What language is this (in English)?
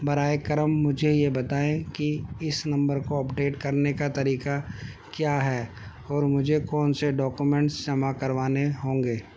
Urdu